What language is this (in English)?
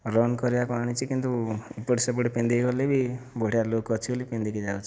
Odia